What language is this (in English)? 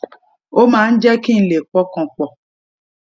Yoruba